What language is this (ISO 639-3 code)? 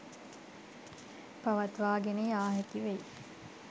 sin